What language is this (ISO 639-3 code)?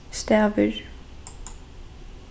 fao